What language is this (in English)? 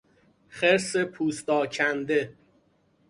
Persian